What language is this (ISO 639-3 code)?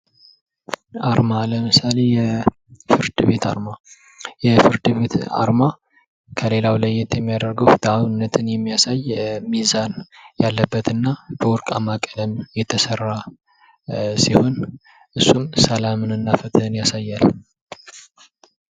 amh